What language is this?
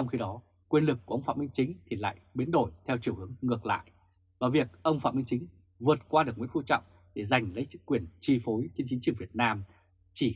Vietnamese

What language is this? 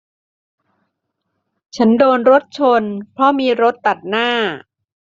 Thai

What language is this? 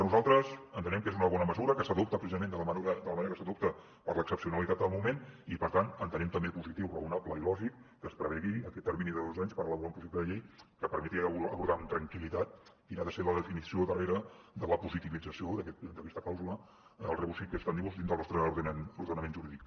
Catalan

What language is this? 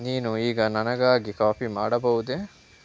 Kannada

